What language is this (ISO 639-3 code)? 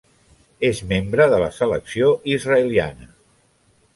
cat